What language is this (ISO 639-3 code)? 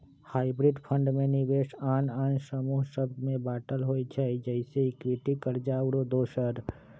mag